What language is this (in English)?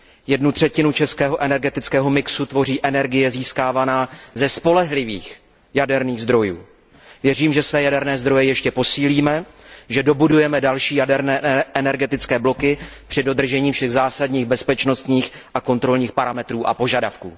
Czech